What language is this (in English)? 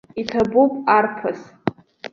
Abkhazian